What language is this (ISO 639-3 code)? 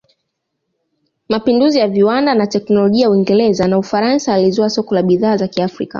swa